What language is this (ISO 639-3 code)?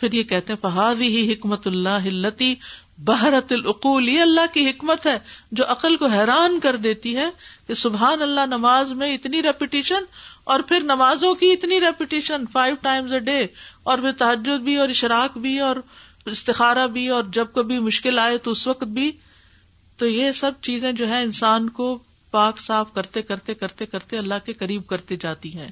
urd